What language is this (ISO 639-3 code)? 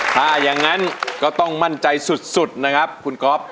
tha